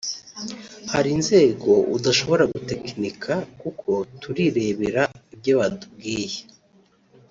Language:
Kinyarwanda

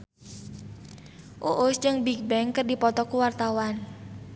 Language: Sundanese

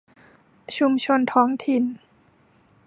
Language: Thai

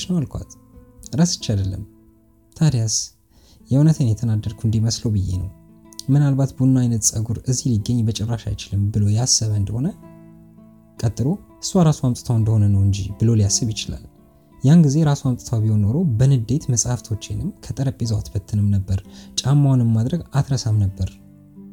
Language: Amharic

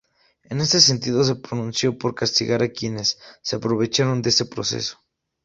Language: Spanish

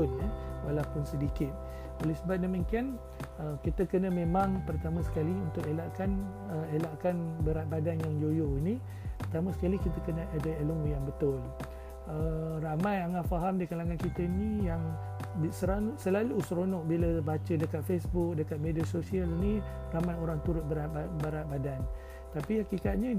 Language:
Malay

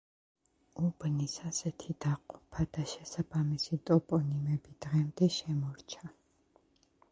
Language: Georgian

